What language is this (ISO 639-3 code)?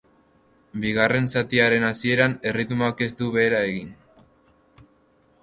eus